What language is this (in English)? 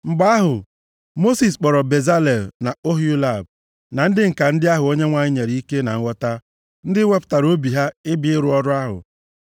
Igbo